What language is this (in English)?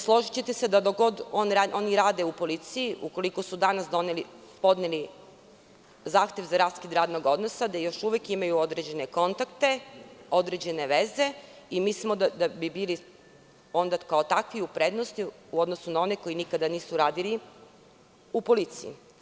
Serbian